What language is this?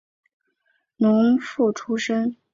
Chinese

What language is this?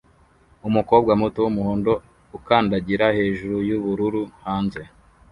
Kinyarwanda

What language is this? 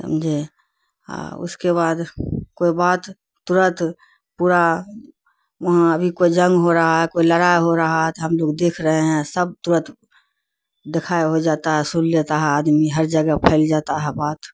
Urdu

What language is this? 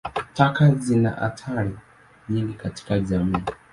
Swahili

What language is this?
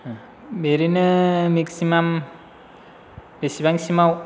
Bodo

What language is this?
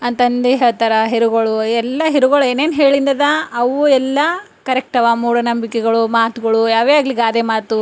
Kannada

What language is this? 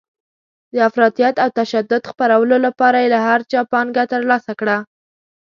Pashto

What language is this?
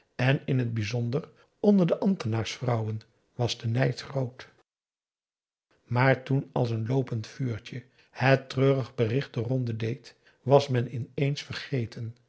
Dutch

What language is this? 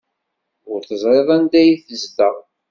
Kabyle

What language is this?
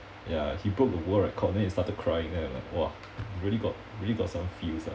English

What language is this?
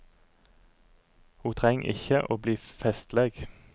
Norwegian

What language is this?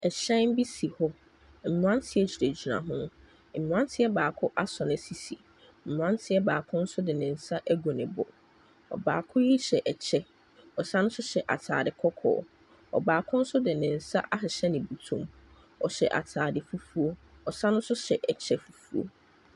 Akan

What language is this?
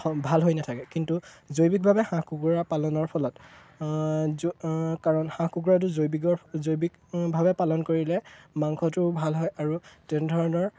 Assamese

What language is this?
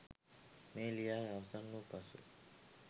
Sinhala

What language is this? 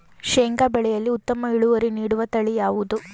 Kannada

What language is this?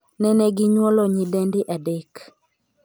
Luo (Kenya and Tanzania)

